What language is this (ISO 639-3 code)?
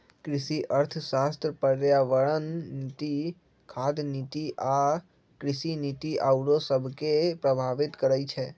mag